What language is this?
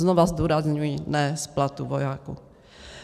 Czech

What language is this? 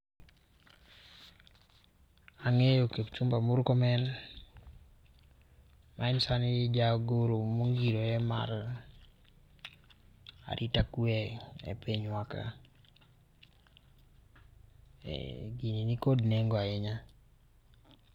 Luo (Kenya and Tanzania)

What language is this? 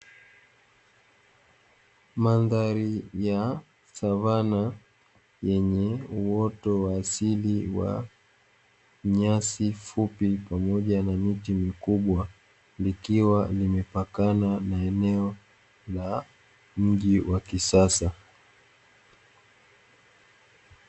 Swahili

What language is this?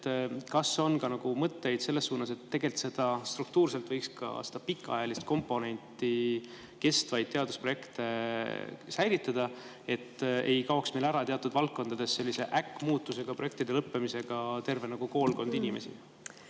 Estonian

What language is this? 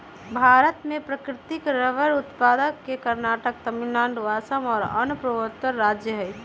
Magahi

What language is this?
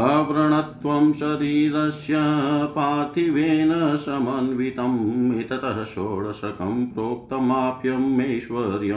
Hindi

